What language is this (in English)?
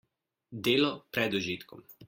Slovenian